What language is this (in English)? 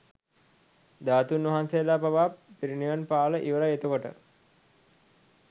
Sinhala